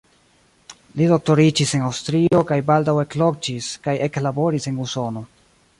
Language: Esperanto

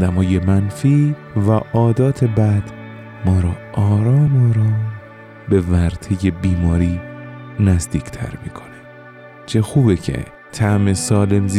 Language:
Persian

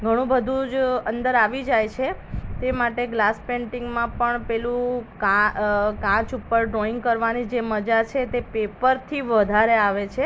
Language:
Gujarati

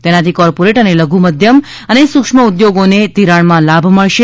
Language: Gujarati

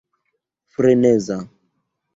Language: Esperanto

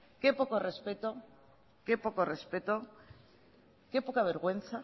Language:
Spanish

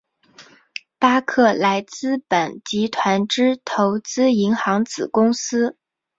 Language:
Chinese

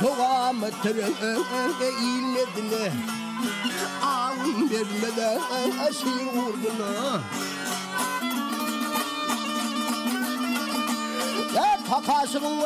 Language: Arabic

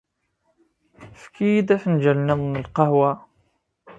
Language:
Kabyle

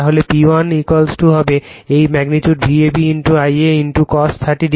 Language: Bangla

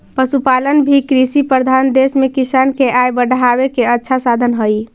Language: Magahi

